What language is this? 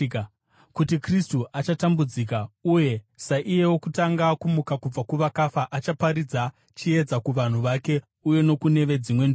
Shona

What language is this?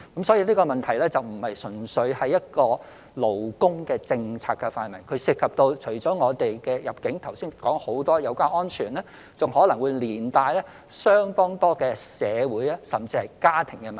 Cantonese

